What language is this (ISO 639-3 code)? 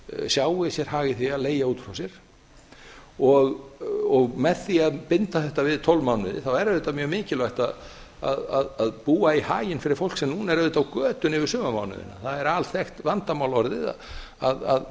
isl